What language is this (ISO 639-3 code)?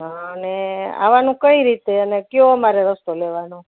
guj